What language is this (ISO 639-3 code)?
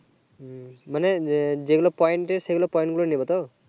ben